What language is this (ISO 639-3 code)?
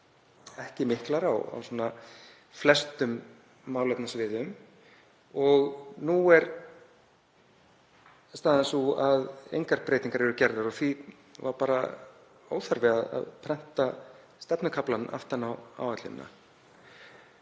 isl